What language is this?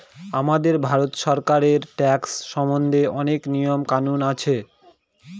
Bangla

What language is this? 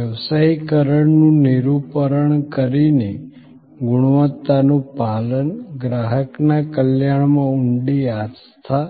Gujarati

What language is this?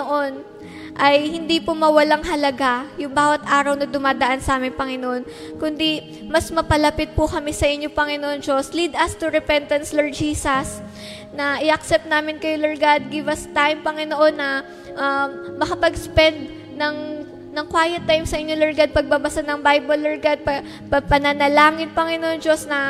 Filipino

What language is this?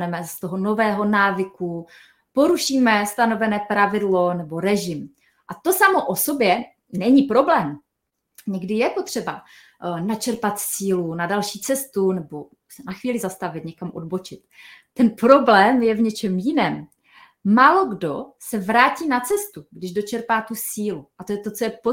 Czech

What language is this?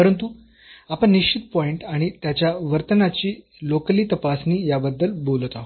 Marathi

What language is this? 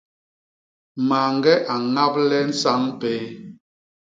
Basaa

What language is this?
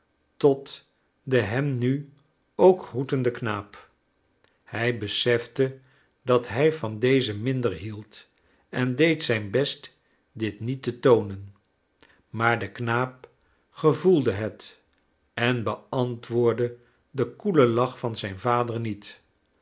Dutch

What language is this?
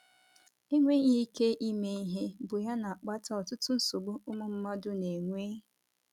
Igbo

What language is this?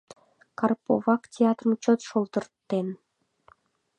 Mari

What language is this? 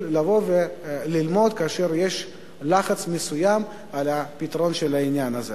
Hebrew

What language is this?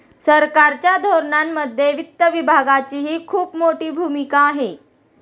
Marathi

